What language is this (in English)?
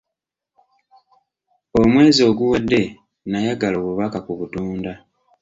Ganda